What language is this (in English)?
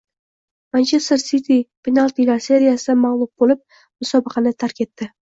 Uzbek